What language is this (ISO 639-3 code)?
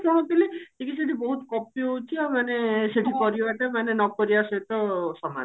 ori